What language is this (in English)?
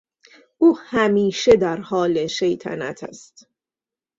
Persian